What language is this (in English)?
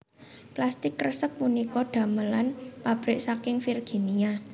Javanese